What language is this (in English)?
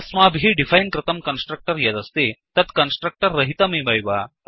Sanskrit